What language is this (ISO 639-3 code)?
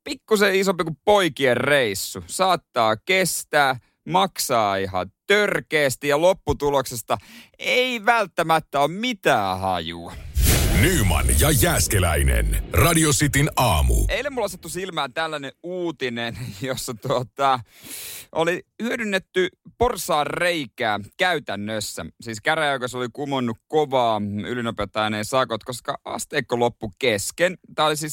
fin